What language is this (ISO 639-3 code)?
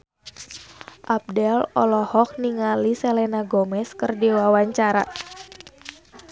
sun